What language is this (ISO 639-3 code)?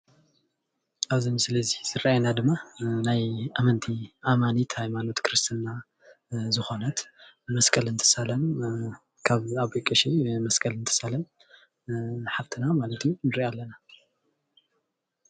tir